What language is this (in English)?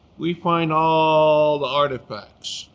English